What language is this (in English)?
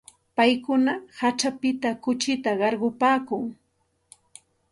Santa Ana de Tusi Pasco Quechua